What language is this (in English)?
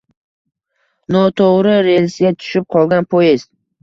Uzbek